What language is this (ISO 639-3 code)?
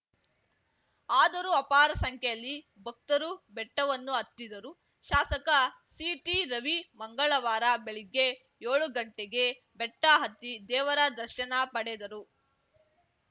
kan